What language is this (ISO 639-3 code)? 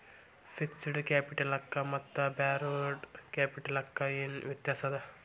kan